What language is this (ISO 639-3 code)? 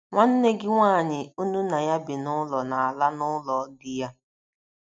ibo